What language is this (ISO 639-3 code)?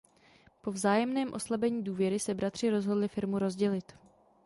ces